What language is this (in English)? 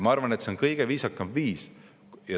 Estonian